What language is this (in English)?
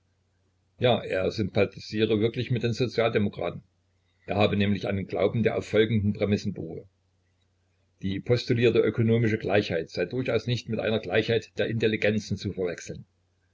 German